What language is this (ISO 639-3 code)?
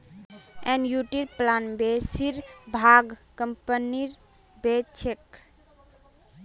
mag